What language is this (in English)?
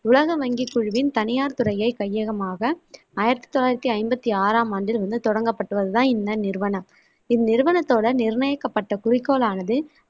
Tamil